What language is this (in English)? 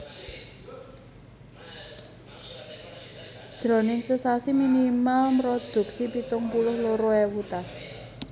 Javanese